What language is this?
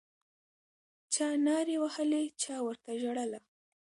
Pashto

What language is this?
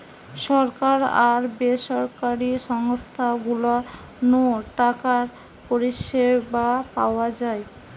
Bangla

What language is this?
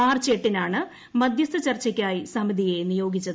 Malayalam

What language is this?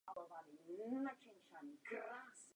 Czech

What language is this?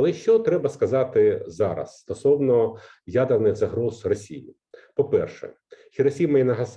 Ukrainian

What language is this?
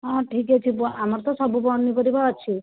Odia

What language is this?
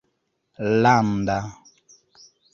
Esperanto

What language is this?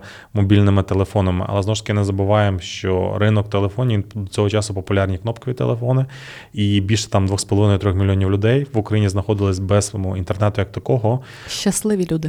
Ukrainian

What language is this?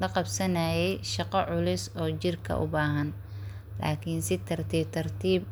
Somali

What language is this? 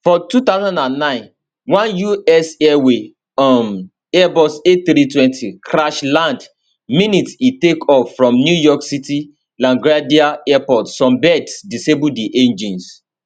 Nigerian Pidgin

